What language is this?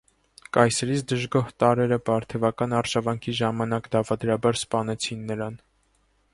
Armenian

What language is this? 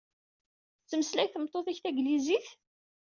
Kabyle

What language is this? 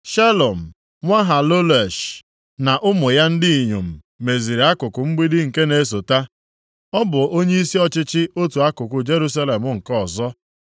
Igbo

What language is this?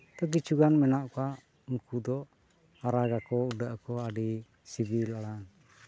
Santali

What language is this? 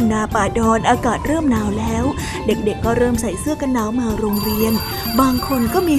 Thai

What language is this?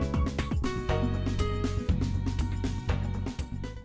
Vietnamese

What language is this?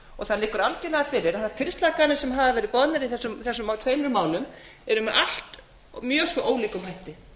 Icelandic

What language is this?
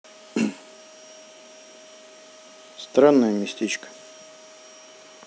Russian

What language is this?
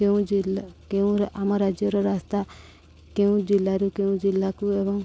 Odia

